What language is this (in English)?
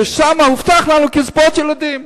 Hebrew